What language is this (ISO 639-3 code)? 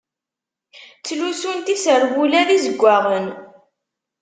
kab